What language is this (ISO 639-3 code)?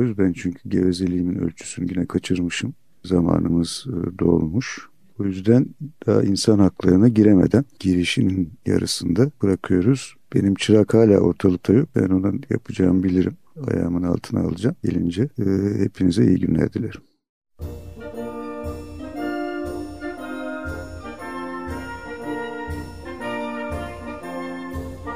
tur